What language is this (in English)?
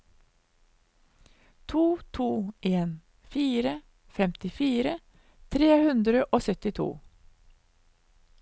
Norwegian